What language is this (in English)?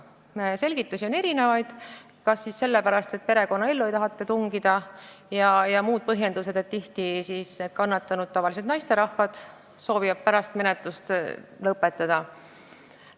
Estonian